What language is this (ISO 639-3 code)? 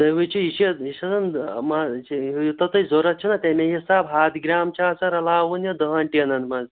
kas